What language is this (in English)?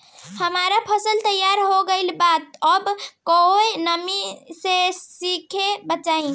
Bhojpuri